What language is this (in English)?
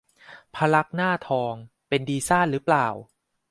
Thai